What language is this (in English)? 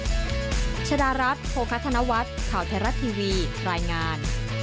Thai